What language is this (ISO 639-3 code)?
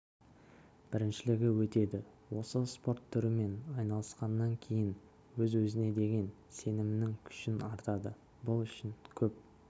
kaz